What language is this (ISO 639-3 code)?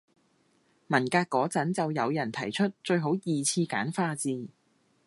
yue